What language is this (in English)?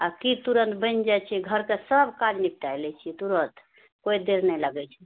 Maithili